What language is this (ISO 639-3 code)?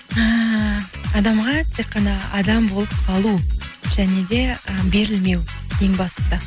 kaz